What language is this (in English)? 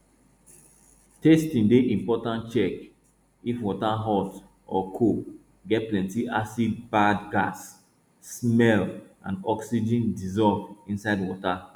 Nigerian Pidgin